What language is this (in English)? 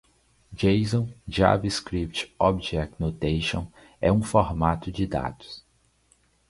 Portuguese